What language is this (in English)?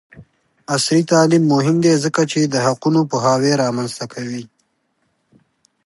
Pashto